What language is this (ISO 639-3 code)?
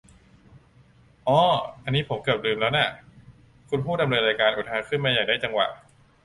tha